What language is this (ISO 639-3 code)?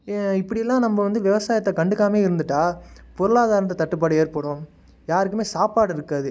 tam